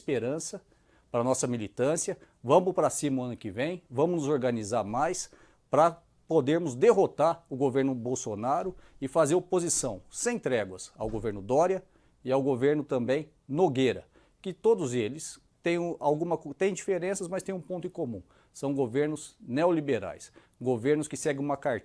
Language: Portuguese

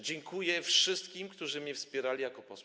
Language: Polish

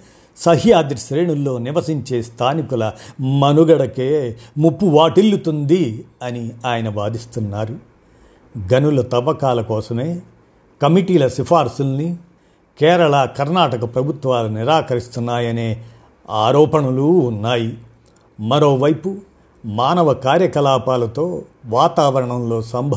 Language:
Telugu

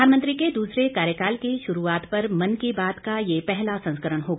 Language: Hindi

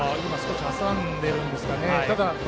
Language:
Japanese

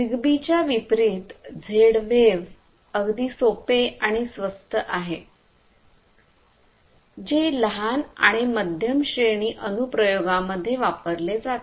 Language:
Marathi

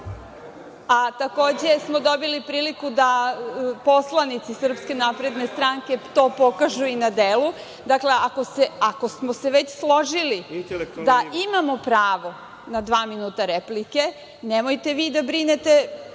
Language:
Serbian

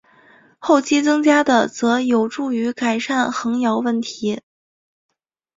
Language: Chinese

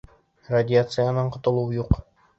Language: Bashkir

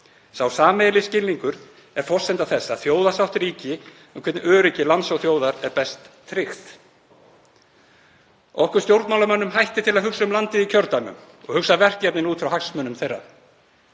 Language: Icelandic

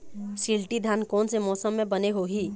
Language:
Chhattisgarhi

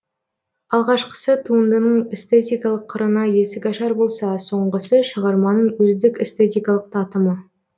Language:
Kazakh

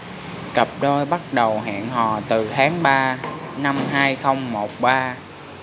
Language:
Vietnamese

